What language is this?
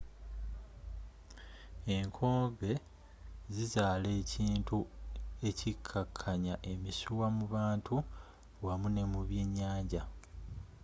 Ganda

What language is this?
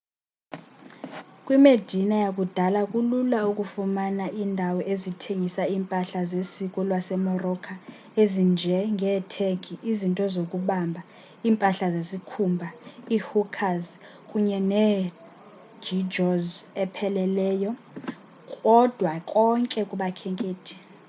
Xhosa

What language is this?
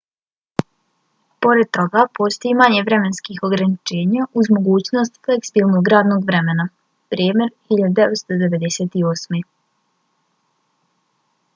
Bosnian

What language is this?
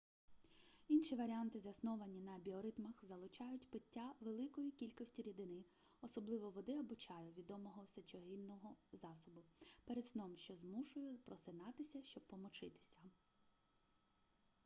Ukrainian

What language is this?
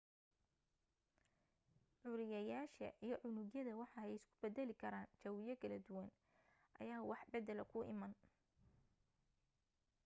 Somali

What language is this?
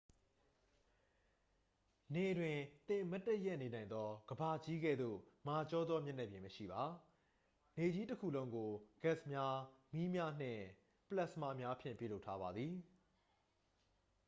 Burmese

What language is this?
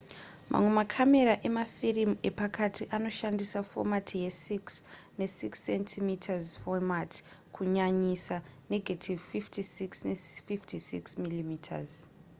Shona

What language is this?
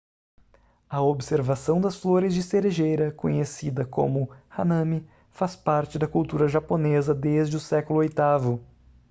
Portuguese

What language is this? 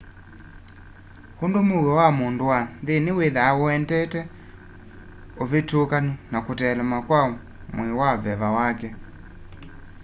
Kamba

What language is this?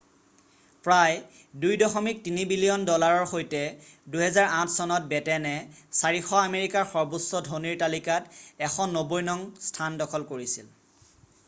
Assamese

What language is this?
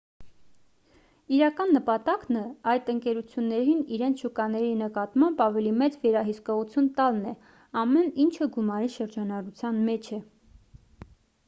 Armenian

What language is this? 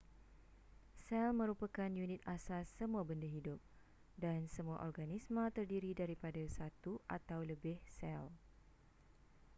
Malay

